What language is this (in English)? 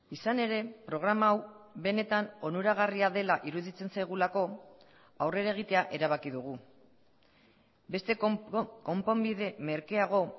Basque